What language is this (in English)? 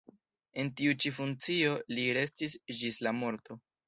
Esperanto